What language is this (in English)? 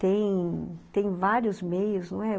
Portuguese